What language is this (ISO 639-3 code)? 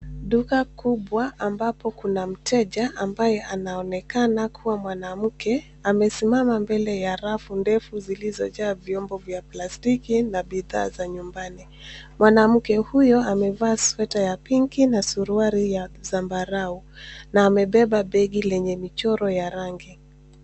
swa